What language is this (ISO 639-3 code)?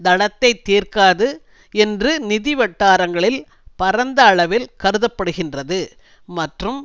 tam